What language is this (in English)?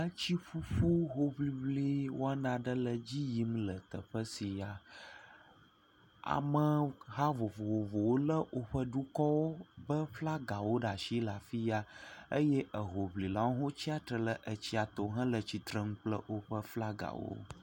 Ewe